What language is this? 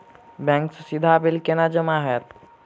Maithili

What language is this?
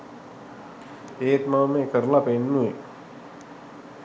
Sinhala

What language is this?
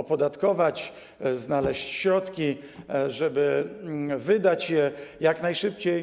Polish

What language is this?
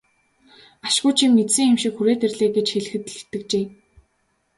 Mongolian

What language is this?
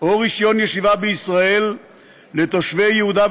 Hebrew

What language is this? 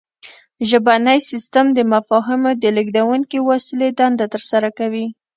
Pashto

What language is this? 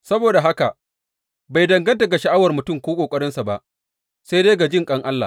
Hausa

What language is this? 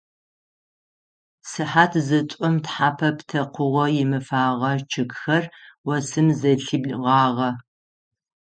Adyghe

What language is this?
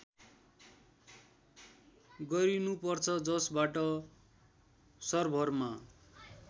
Nepali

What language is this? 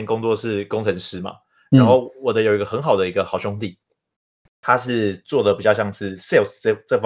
Chinese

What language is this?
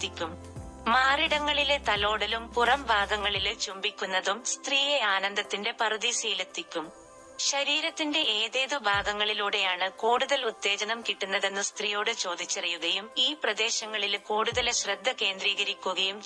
Malayalam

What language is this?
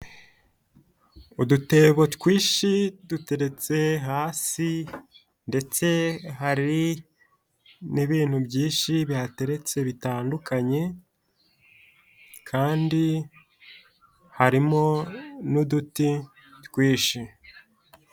Kinyarwanda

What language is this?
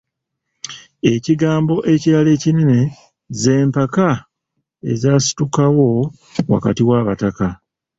Ganda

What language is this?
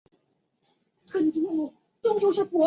Chinese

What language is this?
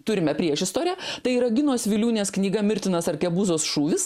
Lithuanian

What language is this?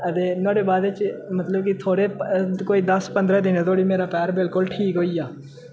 Dogri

